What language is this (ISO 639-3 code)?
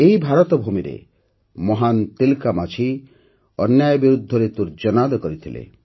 ori